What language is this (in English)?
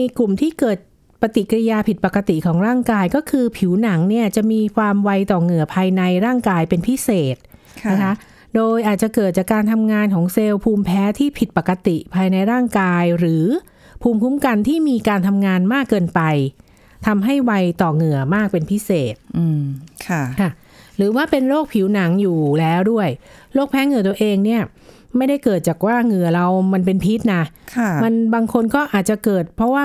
Thai